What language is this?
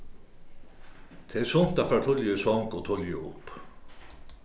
Faroese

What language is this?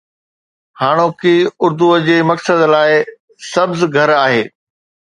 Sindhi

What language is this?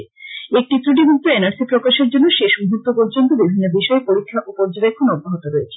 Bangla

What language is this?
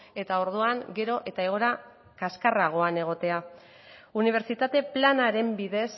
Basque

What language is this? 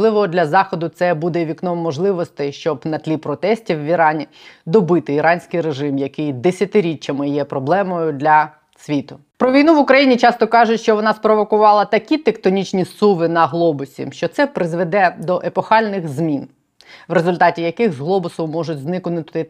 Ukrainian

